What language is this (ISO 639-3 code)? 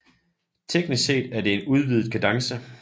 dan